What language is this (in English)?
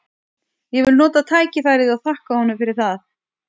Icelandic